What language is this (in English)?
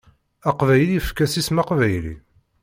Kabyle